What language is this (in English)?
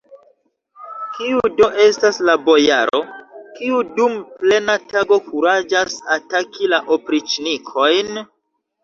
Esperanto